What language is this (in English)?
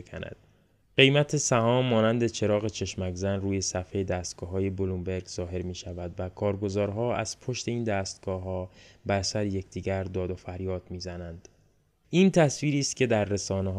Persian